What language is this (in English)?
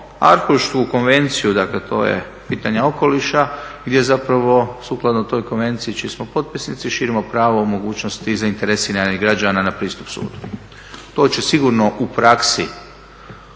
Croatian